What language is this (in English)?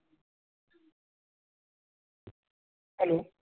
Marathi